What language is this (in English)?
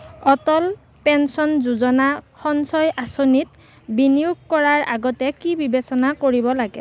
Assamese